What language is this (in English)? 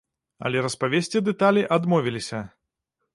Belarusian